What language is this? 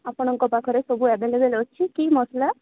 Odia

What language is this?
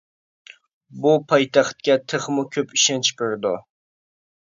Uyghur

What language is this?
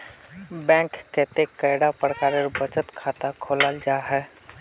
Magahi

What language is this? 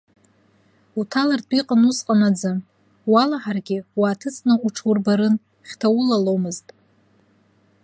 Abkhazian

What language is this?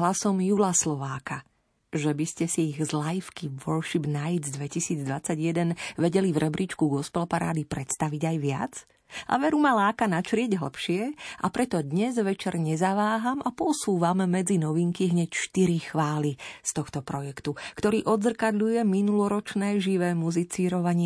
Slovak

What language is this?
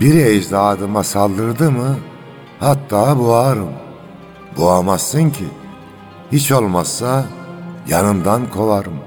Turkish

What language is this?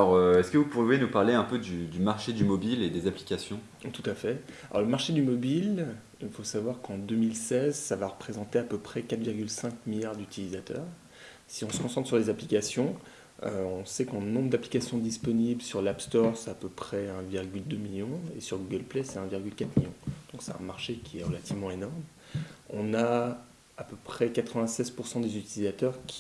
French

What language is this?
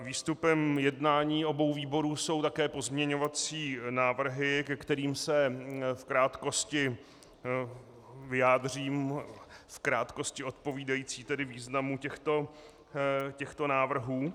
Czech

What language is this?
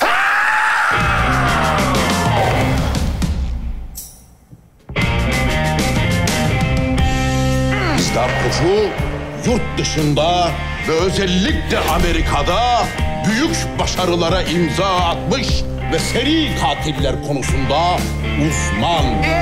Turkish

